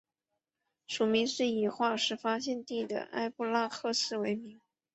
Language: Chinese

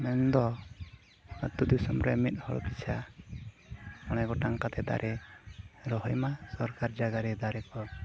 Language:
Santali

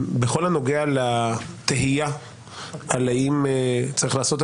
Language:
Hebrew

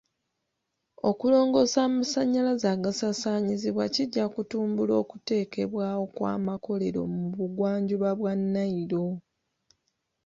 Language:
Ganda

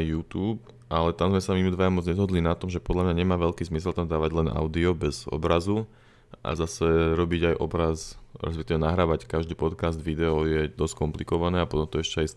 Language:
Slovak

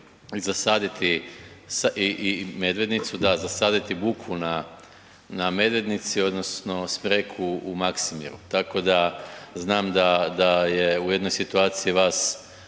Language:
Croatian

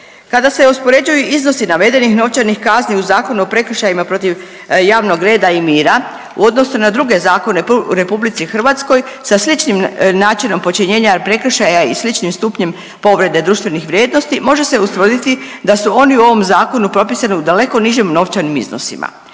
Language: Croatian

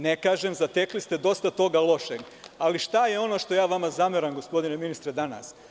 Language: Serbian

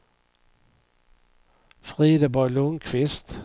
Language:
Swedish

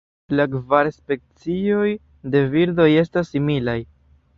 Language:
Esperanto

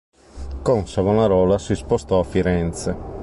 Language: Italian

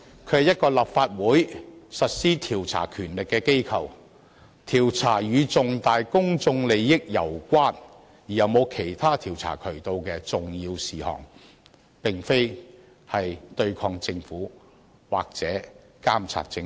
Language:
Cantonese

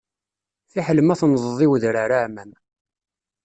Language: Kabyle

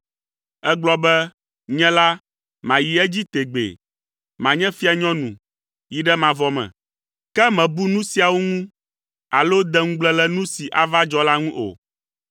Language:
Ewe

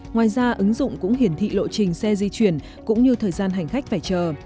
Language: Vietnamese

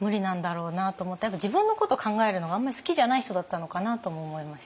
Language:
Japanese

